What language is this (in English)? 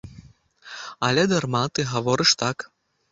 Belarusian